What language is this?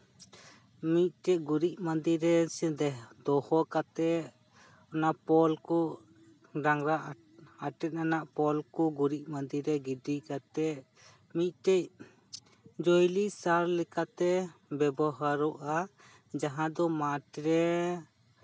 Santali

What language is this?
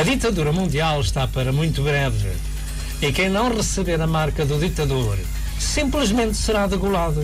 Portuguese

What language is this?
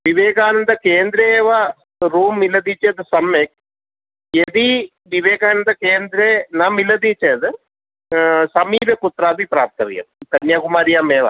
Sanskrit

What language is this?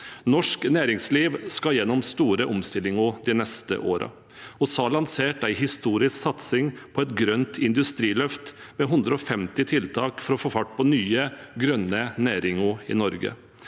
Norwegian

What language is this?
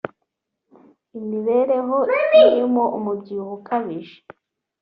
Kinyarwanda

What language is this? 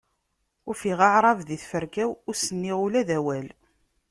Kabyle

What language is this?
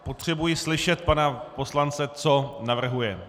Czech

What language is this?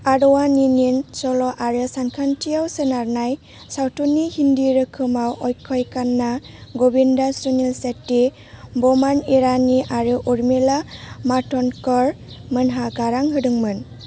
Bodo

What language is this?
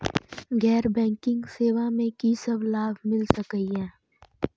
Maithili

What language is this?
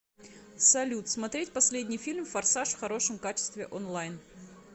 Russian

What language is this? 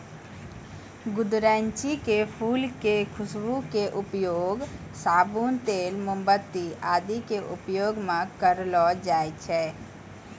Maithili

